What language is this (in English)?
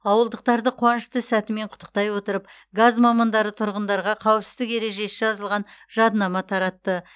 Kazakh